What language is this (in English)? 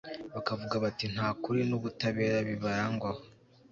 Kinyarwanda